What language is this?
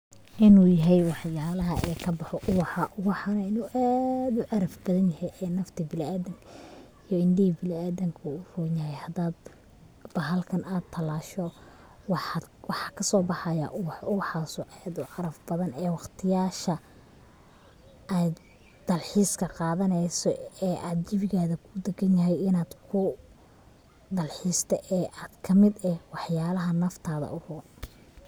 Somali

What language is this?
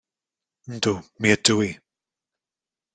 Welsh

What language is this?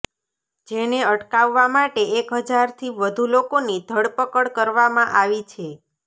Gujarati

